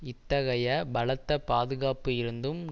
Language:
Tamil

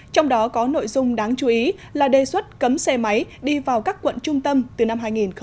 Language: Vietnamese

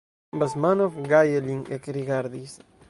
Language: Esperanto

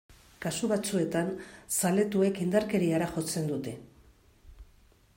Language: Basque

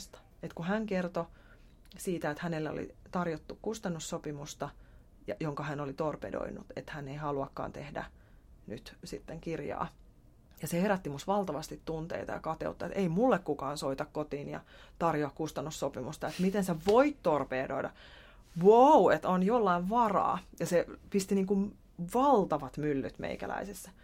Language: Finnish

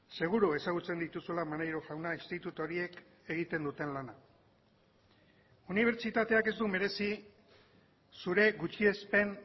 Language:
Basque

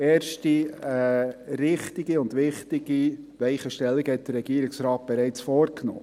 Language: Swiss German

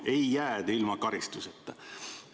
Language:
Estonian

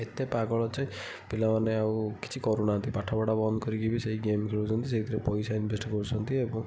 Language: Odia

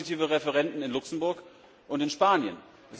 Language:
German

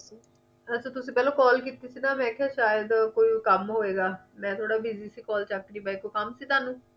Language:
Punjabi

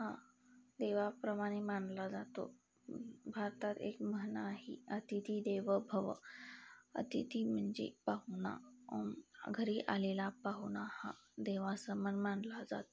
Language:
Marathi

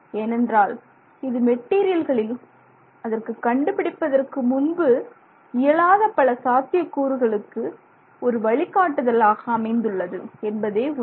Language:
Tamil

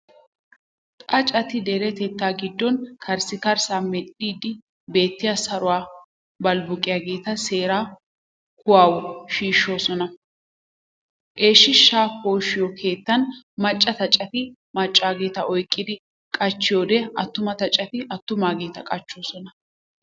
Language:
Wolaytta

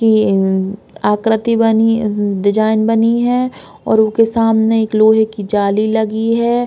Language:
Bundeli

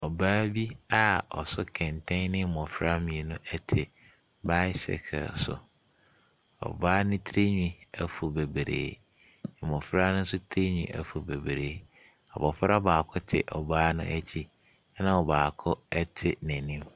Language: Akan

